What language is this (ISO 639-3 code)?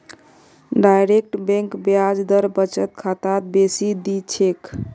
mag